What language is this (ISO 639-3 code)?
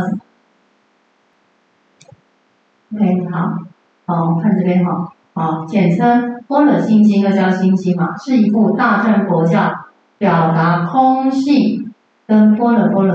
zho